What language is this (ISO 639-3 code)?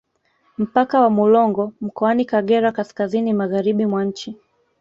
swa